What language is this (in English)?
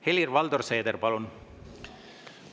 Estonian